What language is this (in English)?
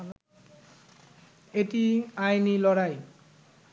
Bangla